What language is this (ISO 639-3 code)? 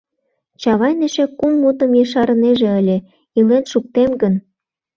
chm